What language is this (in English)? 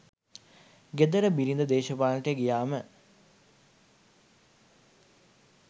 Sinhala